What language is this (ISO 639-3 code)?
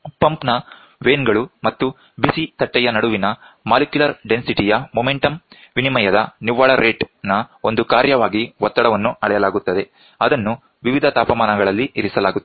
kan